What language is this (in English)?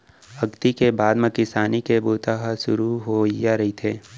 Chhattisgarhi